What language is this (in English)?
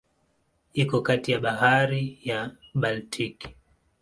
Swahili